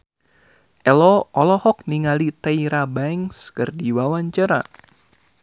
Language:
Sundanese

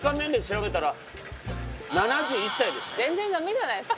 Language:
Japanese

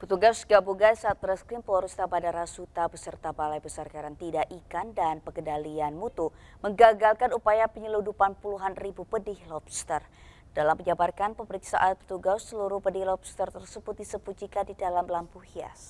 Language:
Indonesian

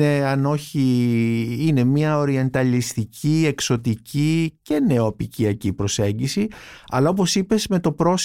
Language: Greek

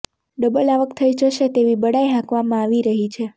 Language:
Gujarati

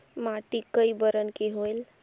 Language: Chhattisgarhi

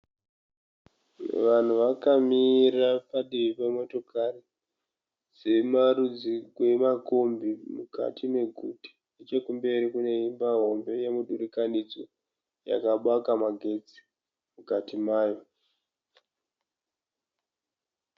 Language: Shona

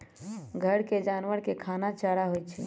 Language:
Magahi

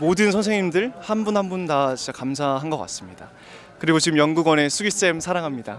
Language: Korean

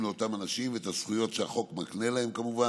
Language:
Hebrew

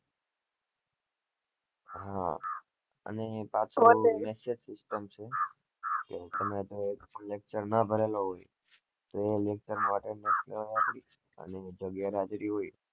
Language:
Gujarati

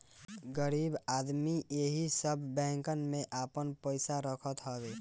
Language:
Bhojpuri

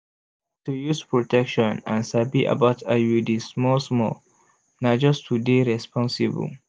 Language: Nigerian Pidgin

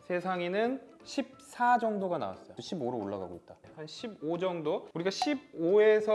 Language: Korean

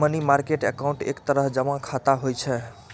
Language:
Maithili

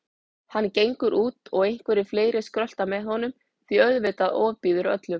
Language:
Icelandic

